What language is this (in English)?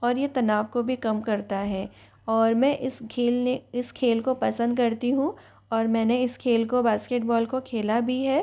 Hindi